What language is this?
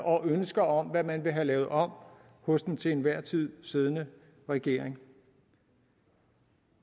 Danish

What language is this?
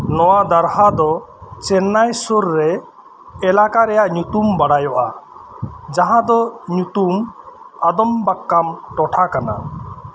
Santali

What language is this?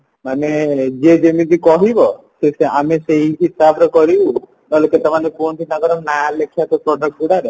Odia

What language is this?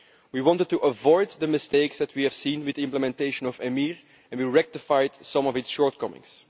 English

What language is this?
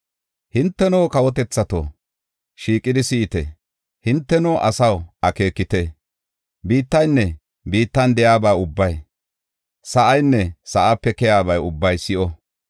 Gofa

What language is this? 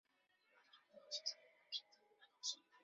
Chinese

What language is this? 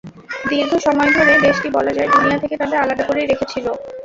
Bangla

